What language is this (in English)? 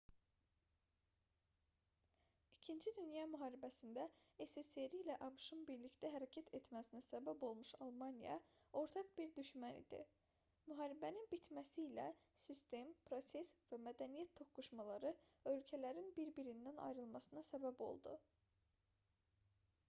Azerbaijani